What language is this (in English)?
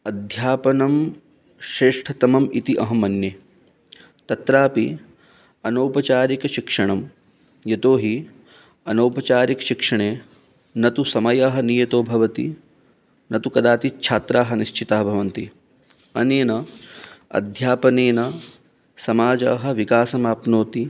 Sanskrit